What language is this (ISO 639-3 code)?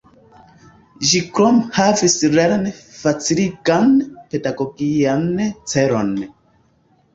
epo